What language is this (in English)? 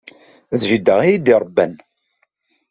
Kabyle